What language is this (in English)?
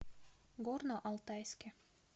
Russian